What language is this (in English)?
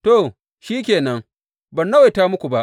Hausa